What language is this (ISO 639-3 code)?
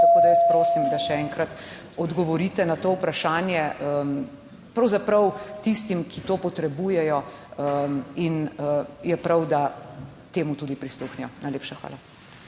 slv